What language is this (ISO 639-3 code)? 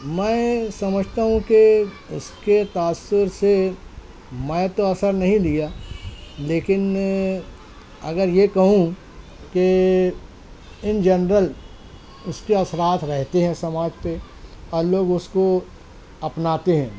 urd